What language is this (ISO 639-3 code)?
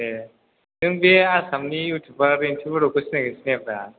brx